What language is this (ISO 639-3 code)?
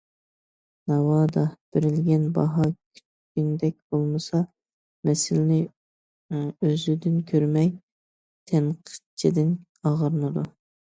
uig